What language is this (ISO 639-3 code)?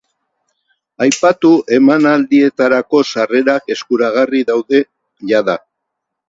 eus